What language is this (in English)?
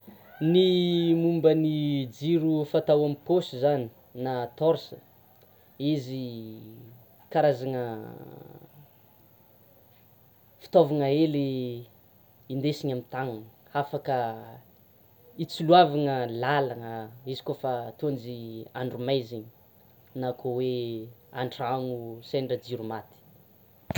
Tsimihety Malagasy